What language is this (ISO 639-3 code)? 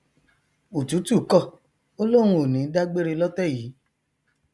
yor